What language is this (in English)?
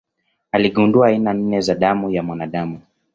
Swahili